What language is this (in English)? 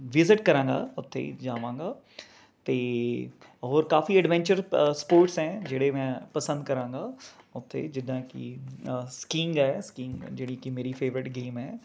Punjabi